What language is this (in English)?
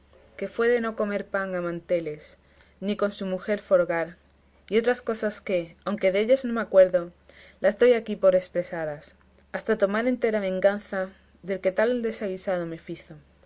Spanish